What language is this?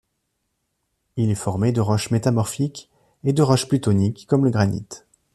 French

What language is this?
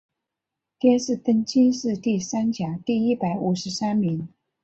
Chinese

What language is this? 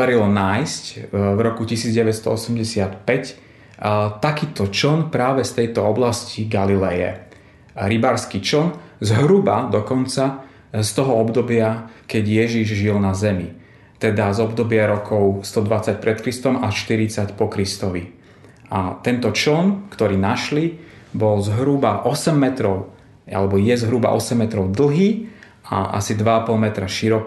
Slovak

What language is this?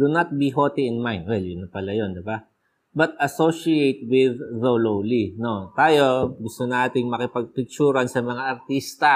Filipino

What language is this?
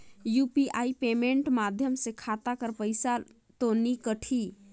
Chhattisgarhi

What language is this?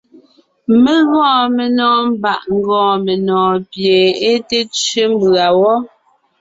Ngiemboon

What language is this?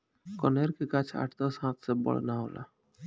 Bhojpuri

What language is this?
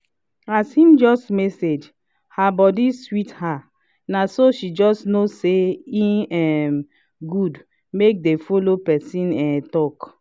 Nigerian Pidgin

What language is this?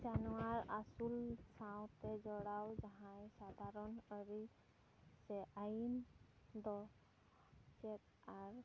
Santali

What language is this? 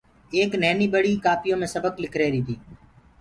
Gurgula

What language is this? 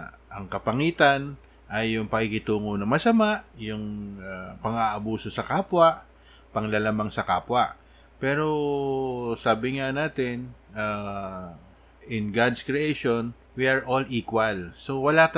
Filipino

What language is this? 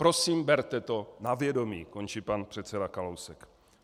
Czech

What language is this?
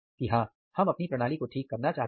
Hindi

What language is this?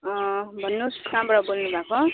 Nepali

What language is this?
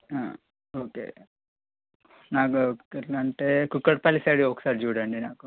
Telugu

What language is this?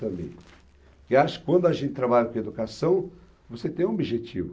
Portuguese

